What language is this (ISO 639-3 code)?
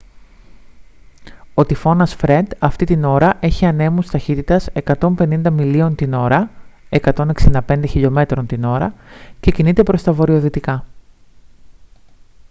ell